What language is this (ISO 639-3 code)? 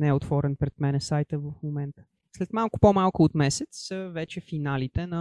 bul